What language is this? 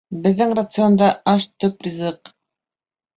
Bashkir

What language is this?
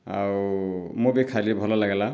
Odia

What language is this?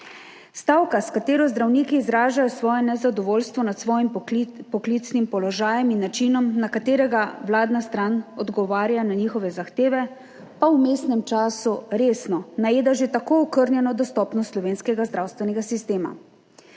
Slovenian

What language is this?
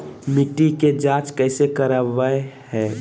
Magahi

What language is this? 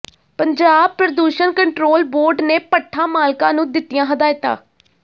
Punjabi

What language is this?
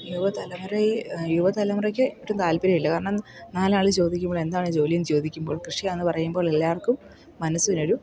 Malayalam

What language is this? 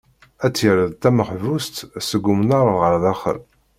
Kabyle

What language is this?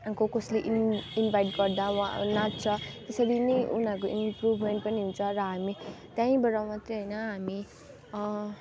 Nepali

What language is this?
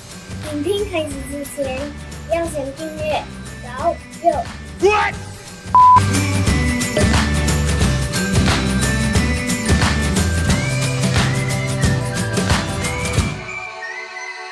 Chinese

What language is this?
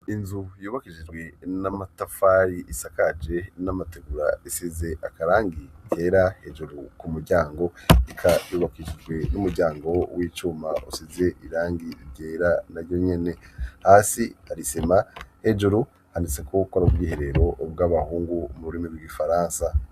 Rundi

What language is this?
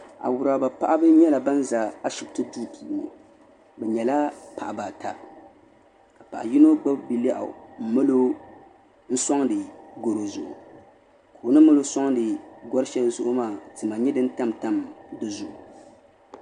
Dagbani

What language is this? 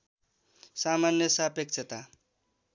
Nepali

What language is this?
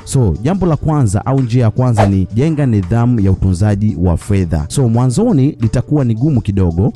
Swahili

